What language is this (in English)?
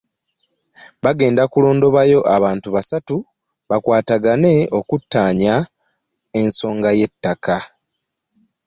Ganda